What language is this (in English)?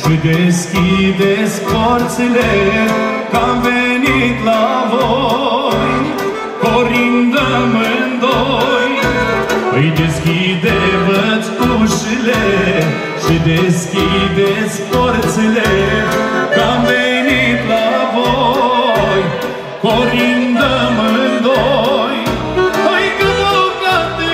Romanian